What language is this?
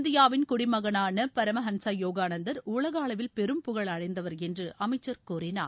Tamil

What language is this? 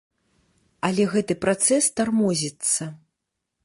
Belarusian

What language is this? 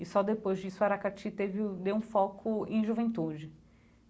Portuguese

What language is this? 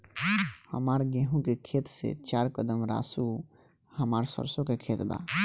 Bhojpuri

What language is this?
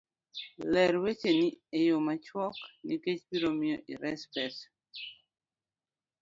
Luo (Kenya and Tanzania)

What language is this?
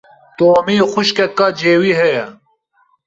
Kurdish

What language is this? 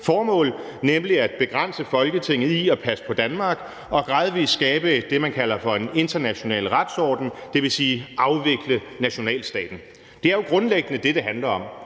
Danish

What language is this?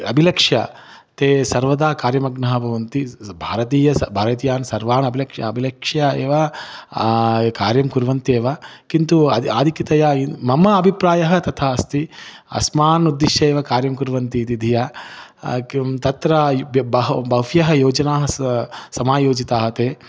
Sanskrit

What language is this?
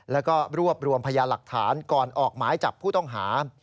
Thai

